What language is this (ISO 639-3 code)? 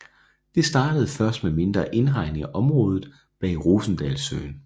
dan